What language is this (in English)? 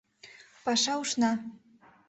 Mari